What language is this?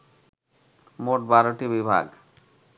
Bangla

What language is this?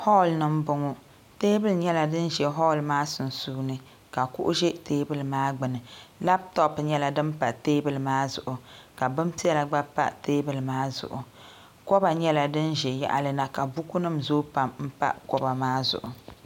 Dagbani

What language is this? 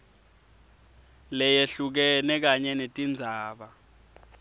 Swati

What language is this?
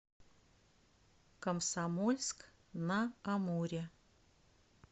Russian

